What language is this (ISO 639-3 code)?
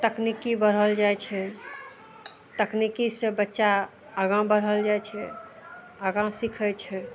mai